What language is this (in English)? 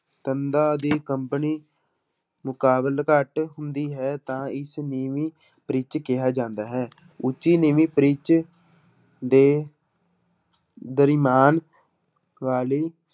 Punjabi